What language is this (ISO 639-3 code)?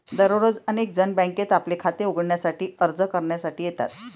mar